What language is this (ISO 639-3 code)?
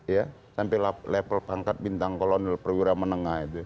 ind